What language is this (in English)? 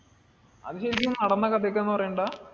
Malayalam